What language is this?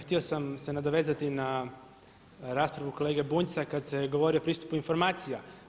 Croatian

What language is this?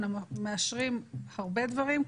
Hebrew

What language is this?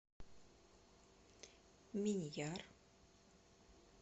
Russian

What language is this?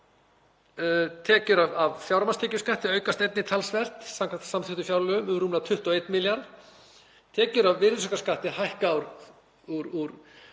Icelandic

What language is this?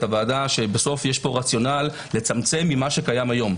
Hebrew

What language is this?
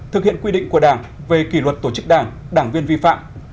Vietnamese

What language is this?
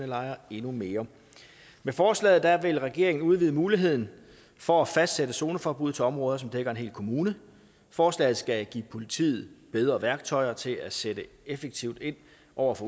Danish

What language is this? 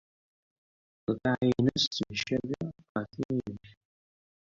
Kabyle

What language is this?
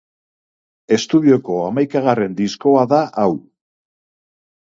Basque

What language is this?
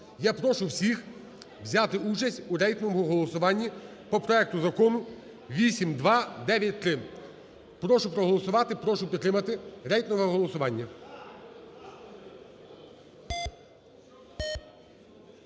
Ukrainian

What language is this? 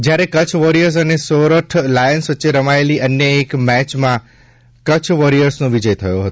Gujarati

